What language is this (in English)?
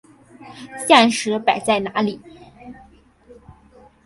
Chinese